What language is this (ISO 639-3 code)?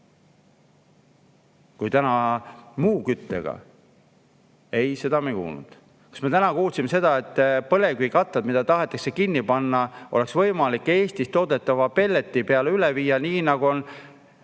est